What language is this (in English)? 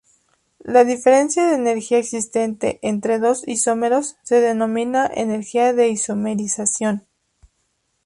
Spanish